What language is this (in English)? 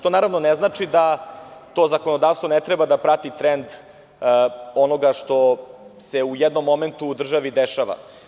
Serbian